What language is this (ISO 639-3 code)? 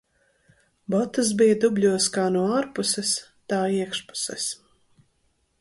lav